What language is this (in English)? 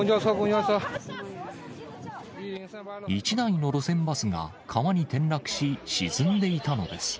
Japanese